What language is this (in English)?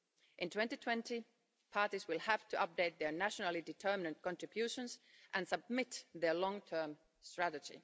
English